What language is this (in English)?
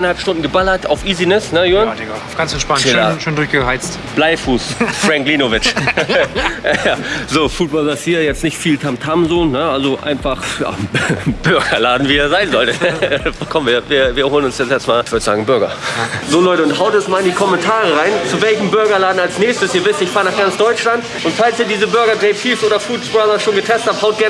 German